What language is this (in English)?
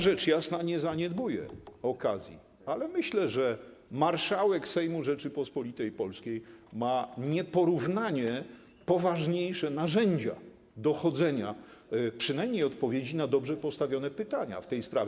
Polish